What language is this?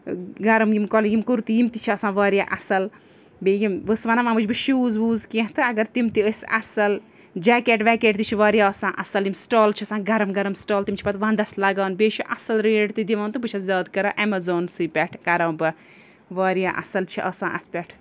Kashmiri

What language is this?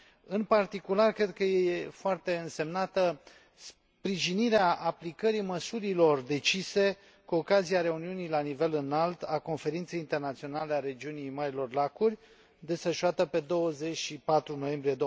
Romanian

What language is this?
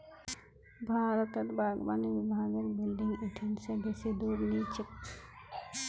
Magahi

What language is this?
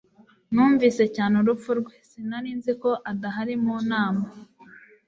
Kinyarwanda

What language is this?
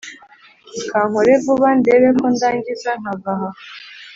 Kinyarwanda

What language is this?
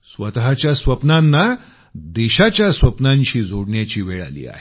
Marathi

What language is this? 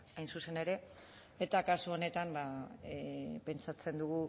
Basque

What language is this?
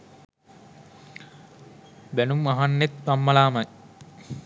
Sinhala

